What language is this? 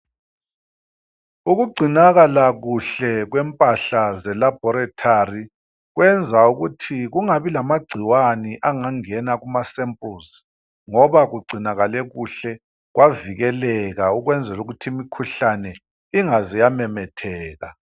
North Ndebele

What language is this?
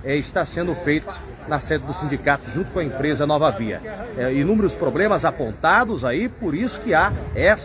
Portuguese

